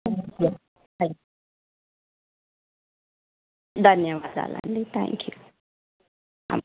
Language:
Telugu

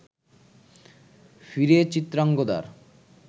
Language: Bangla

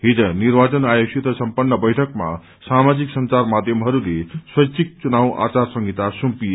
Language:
Nepali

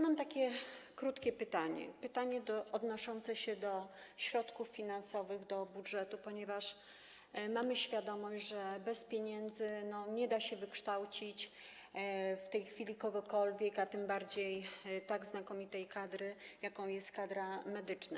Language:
Polish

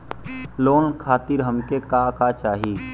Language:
Bhojpuri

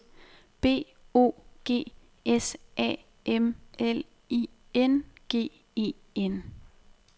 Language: Danish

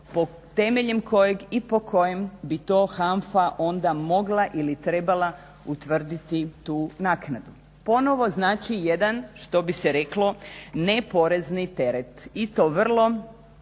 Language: Croatian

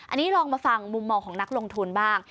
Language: Thai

